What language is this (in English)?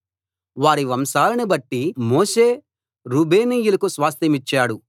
Telugu